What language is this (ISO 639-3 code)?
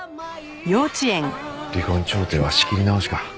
jpn